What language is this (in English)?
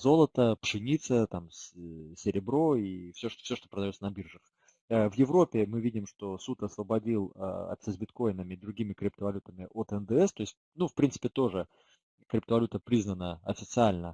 Russian